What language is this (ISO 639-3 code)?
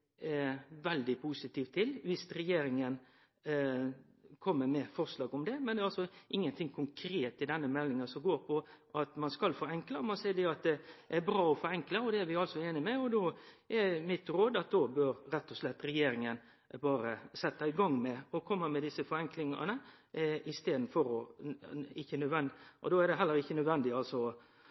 nno